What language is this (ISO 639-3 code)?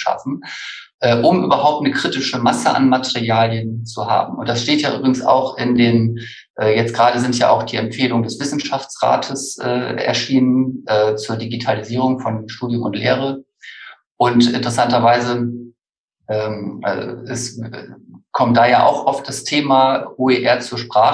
deu